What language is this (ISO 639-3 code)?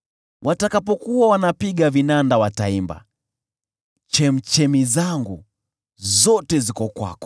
swa